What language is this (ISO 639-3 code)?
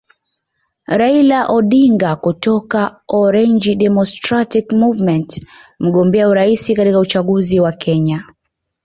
swa